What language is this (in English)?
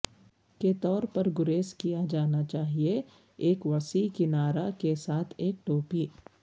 Urdu